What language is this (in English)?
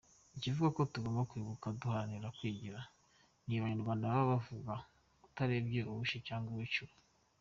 Kinyarwanda